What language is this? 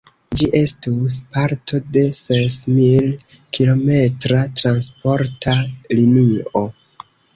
Esperanto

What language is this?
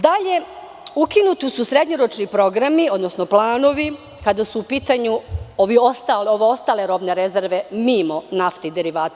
Serbian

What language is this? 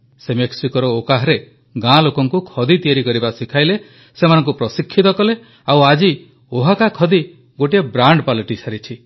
Odia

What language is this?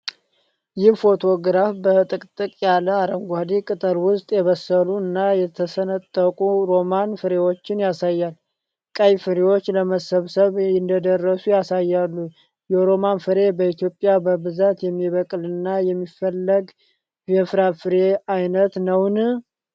Amharic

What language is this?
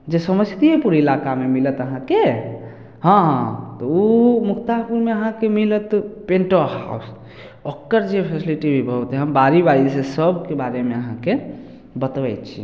Maithili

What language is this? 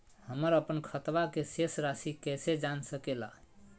Magahi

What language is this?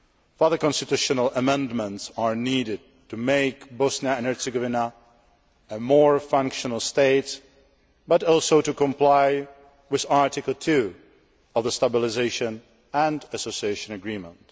English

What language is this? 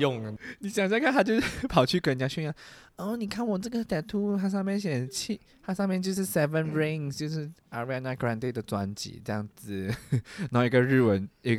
Chinese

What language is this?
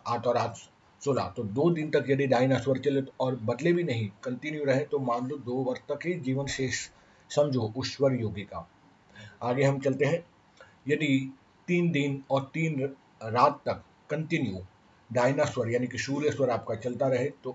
Hindi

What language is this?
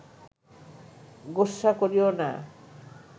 Bangla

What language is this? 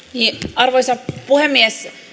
Finnish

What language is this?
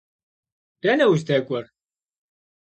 Kabardian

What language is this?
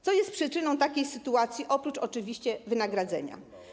Polish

